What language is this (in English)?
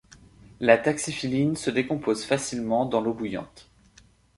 French